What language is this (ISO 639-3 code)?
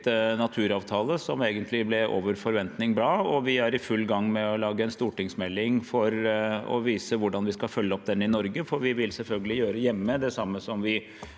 nor